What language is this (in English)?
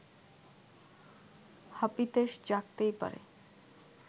Bangla